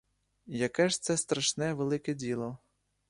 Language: Ukrainian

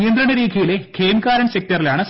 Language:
Malayalam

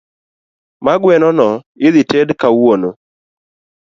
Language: Luo (Kenya and Tanzania)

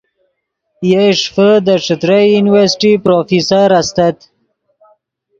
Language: Yidgha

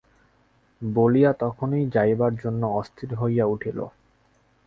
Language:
Bangla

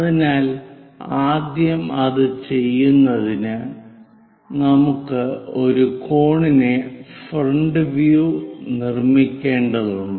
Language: Malayalam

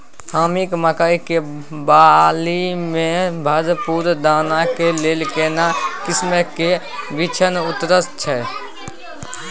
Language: Maithili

